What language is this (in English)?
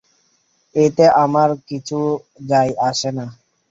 Bangla